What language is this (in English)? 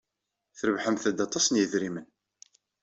Kabyle